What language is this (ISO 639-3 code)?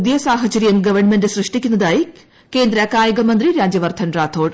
mal